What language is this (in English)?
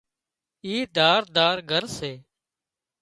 Wadiyara Koli